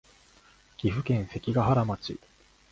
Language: Japanese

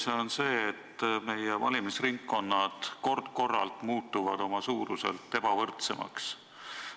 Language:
Estonian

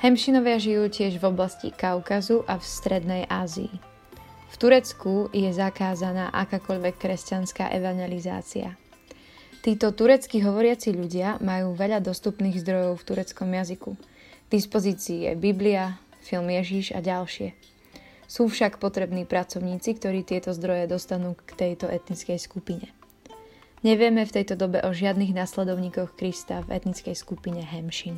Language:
Slovak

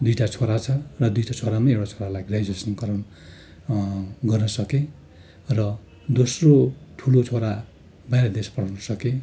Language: Nepali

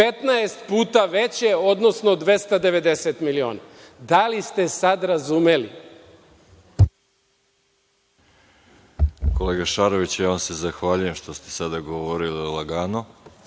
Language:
Serbian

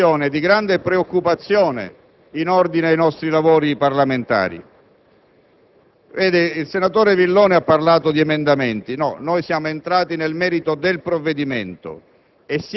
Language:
Italian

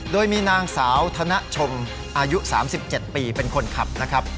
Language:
Thai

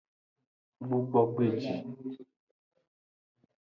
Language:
Aja (Benin)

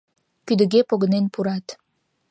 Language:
Mari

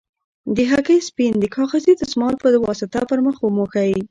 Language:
Pashto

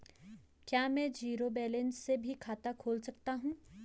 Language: Hindi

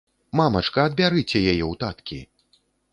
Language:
Belarusian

